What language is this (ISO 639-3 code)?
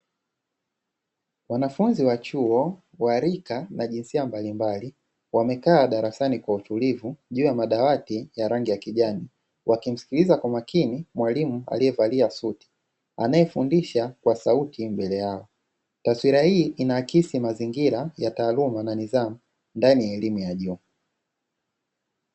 swa